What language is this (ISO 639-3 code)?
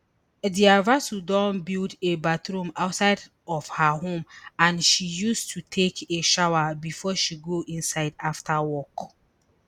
pcm